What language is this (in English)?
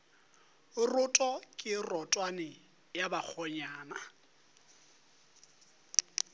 Northern Sotho